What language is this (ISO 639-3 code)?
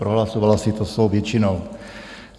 ces